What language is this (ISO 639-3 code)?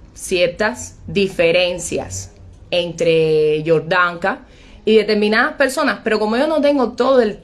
spa